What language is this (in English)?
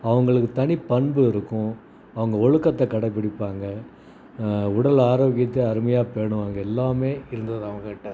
Tamil